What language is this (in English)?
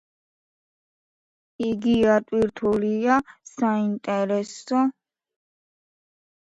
Georgian